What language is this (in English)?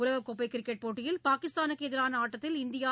Tamil